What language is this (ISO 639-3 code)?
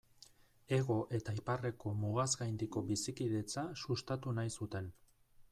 eus